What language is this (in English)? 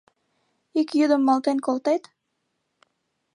Mari